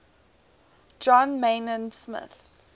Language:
English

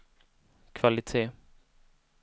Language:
Swedish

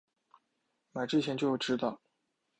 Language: Chinese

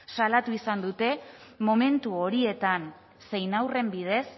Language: Basque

